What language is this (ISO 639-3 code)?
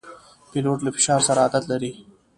pus